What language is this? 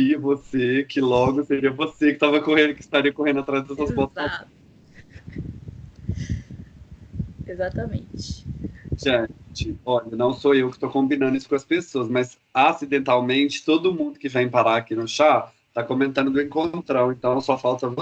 Portuguese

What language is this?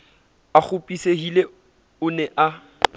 Southern Sotho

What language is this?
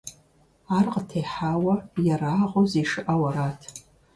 Kabardian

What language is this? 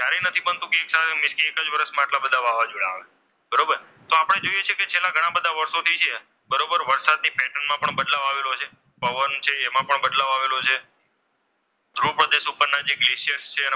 Gujarati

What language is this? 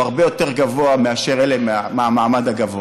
Hebrew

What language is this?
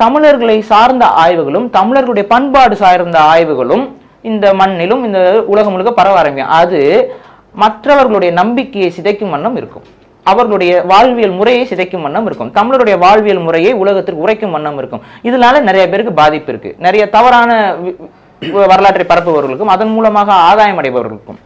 Romanian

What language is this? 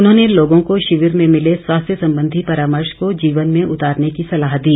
Hindi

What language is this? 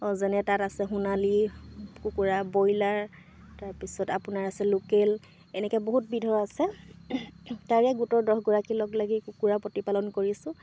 Assamese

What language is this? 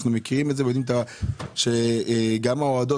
Hebrew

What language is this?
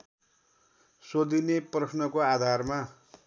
Nepali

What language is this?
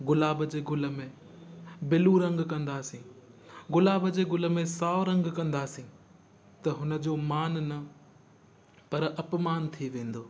Sindhi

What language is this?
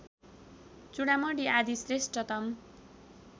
Nepali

